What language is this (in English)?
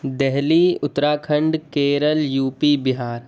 Urdu